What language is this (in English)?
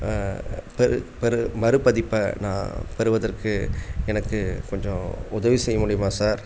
Tamil